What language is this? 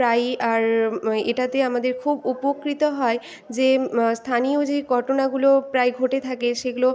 Bangla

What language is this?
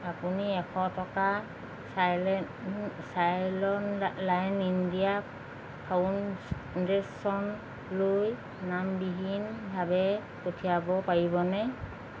Assamese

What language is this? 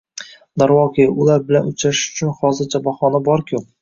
Uzbek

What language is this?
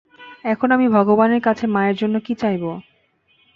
Bangla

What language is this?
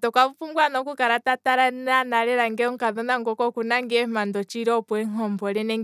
Kwambi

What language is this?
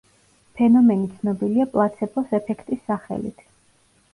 Georgian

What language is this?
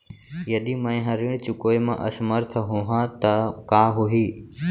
Chhattisgarhi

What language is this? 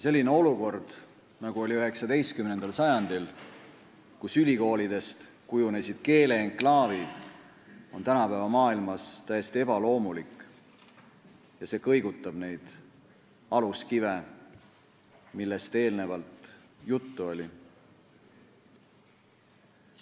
Estonian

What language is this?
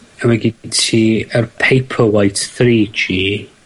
Welsh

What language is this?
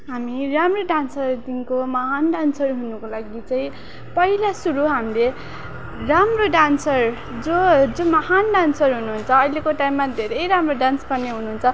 Nepali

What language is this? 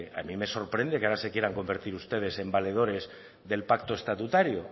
Spanish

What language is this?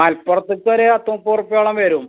Malayalam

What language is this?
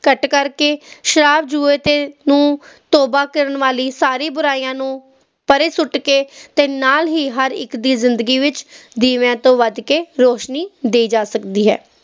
Punjabi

